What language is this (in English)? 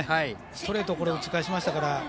Japanese